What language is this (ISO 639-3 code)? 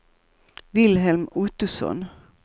swe